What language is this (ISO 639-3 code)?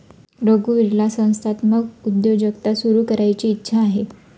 mar